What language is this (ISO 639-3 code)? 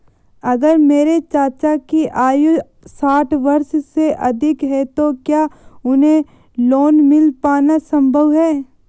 hin